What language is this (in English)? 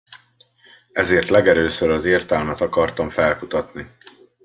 Hungarian